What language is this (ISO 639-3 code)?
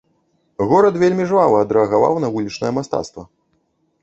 bel